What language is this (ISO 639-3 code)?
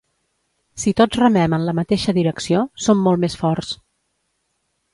cat